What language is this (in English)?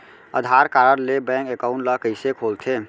Chhattisgarhi